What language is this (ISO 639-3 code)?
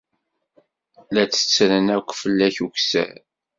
kab